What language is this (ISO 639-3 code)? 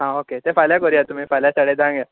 kok